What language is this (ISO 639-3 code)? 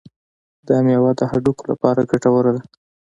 pus